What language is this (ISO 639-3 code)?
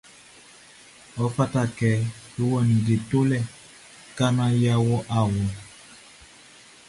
bci